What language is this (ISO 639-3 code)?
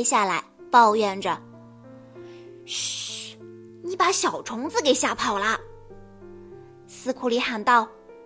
zho